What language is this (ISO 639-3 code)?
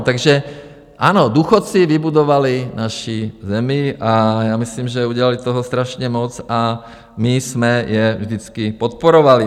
ces